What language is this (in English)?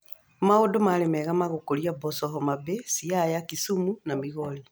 Kikuyu